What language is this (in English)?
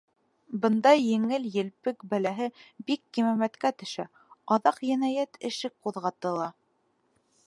Bashkir